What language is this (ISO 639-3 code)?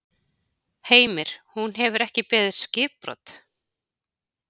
isl